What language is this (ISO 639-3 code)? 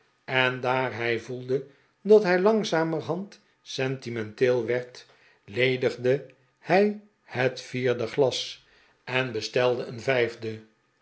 nld